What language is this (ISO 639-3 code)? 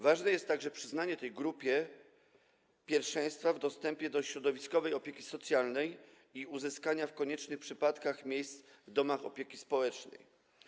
pol